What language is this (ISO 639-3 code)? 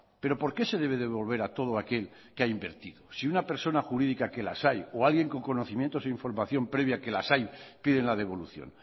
spa